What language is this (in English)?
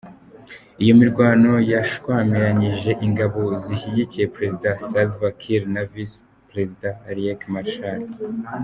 Kinyarwanda